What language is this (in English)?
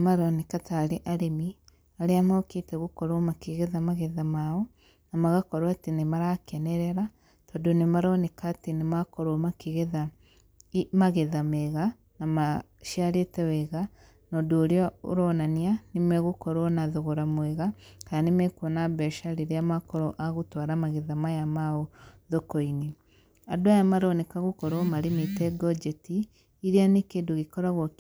Kikuyu